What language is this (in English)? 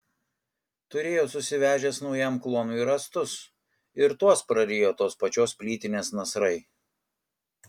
Lithuanian